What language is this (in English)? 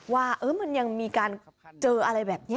Thai